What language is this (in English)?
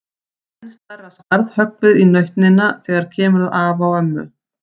Icelandic